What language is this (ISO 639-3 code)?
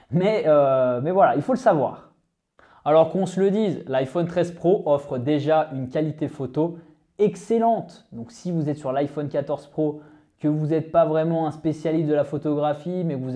fra